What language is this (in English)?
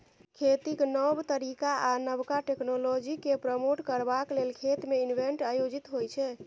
Maithili